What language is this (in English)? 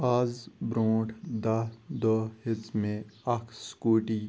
Kashmiri